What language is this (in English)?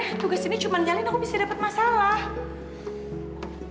Indonesian